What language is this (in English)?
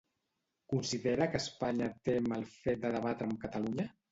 Catalan